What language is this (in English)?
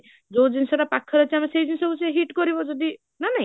Odia